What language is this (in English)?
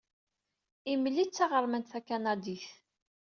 Kabyle